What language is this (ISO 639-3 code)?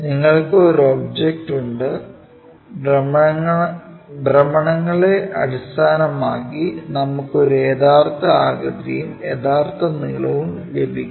mal